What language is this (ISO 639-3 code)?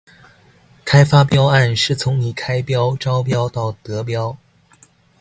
zho